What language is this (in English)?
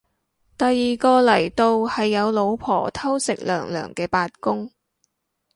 Cantonese